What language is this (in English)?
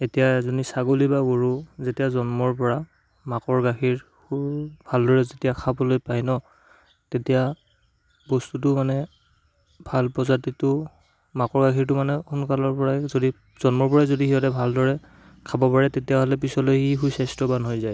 Assamese